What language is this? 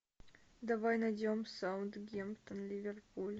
Russian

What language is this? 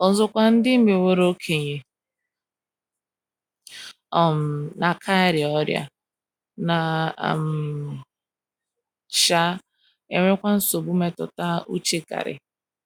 Igbo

